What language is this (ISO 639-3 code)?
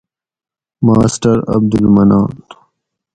gwc